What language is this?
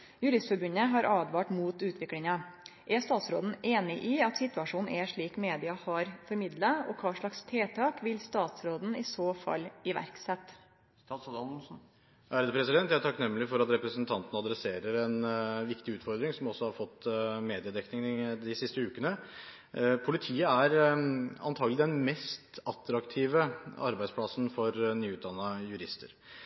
Norwegian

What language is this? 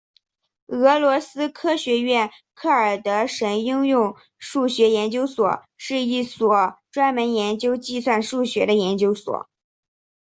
Chinese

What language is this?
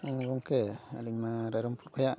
Santali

